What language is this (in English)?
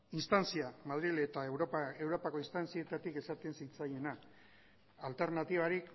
Basque